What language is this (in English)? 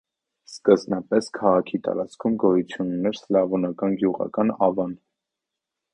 Armenian